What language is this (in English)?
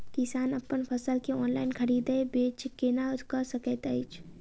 Maithili